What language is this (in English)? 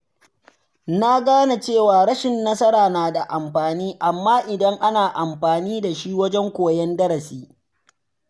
Hausa